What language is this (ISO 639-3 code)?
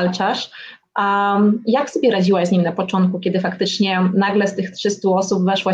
pol